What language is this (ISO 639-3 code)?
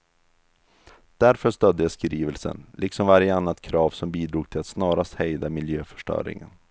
swe